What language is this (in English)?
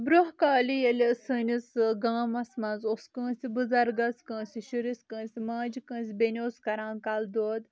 Kashmiri